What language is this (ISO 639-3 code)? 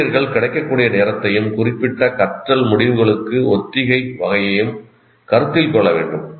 tam